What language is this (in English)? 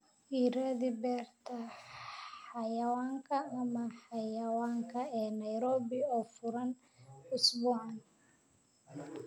Somali